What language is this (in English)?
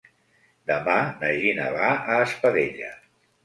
Catalan